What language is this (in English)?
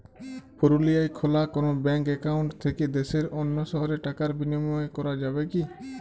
Bangla